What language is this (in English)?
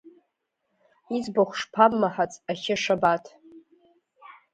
Abkhazian